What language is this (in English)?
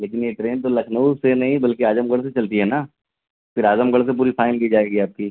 Urdu